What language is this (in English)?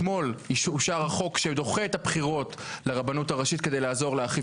Hebrew